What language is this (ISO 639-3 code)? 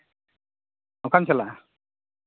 sat